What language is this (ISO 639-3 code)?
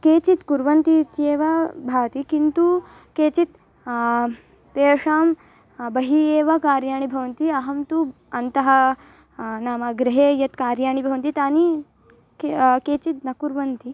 san